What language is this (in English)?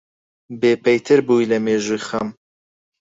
Central Kurdish